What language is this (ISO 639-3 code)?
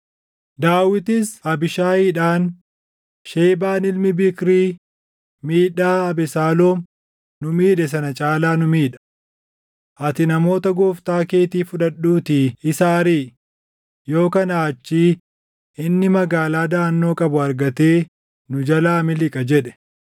orm